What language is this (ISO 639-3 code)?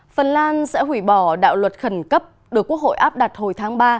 vie